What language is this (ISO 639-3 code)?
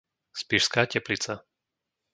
slk